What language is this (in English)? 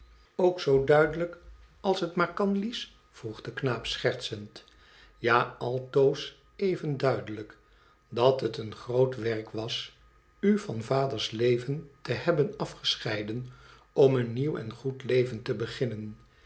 Dutch